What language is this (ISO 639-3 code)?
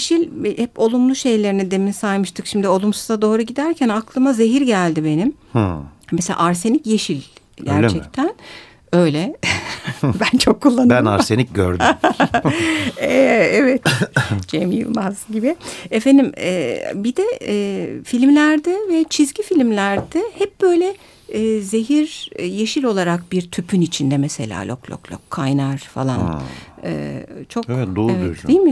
tur